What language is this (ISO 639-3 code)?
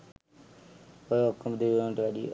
sin